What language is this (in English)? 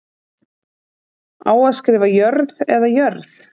Icelandic